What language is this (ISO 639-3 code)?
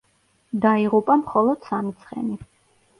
kat